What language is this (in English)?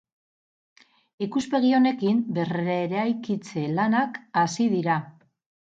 Basque